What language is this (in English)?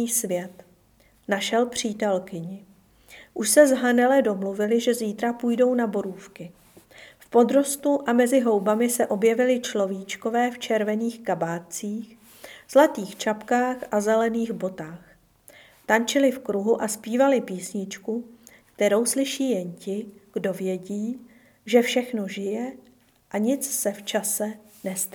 Czech